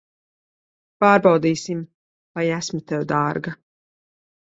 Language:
Latvian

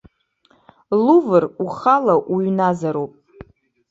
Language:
Abkhazian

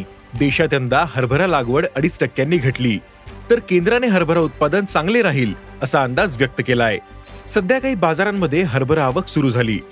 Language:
Marathi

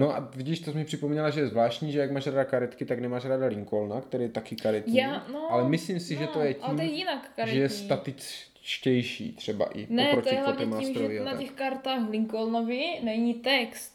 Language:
Czech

